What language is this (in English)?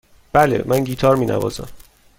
Persian